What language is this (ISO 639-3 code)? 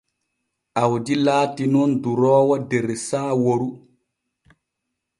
fue